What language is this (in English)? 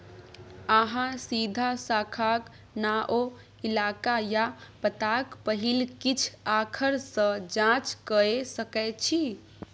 Maithili